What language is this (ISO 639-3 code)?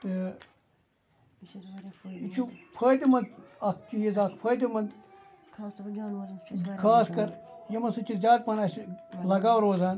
kas